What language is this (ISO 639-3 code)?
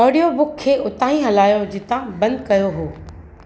snd